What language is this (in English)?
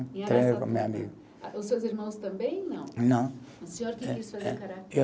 Portuguese